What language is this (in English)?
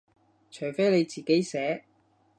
Cantonese